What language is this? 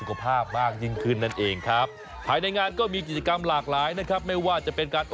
Thai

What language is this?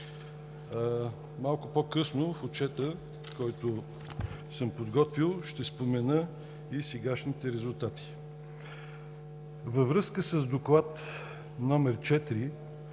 Bulgarian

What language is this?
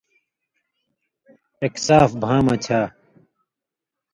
Indus Kohistani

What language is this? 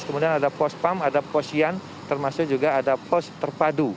Indonesian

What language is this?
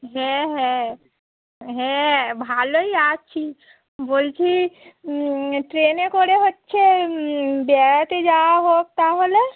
Bangla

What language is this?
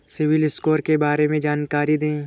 Hindi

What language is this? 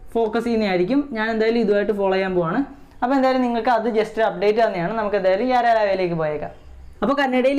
Turkish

